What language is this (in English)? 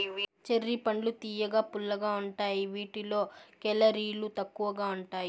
Telugu